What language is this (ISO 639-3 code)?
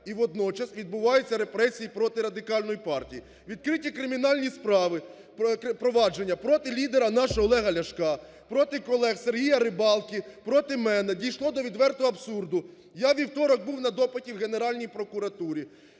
ukr